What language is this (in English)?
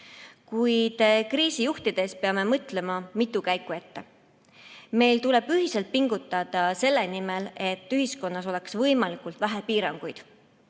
Estonian